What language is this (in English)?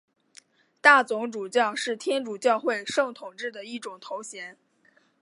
Chinese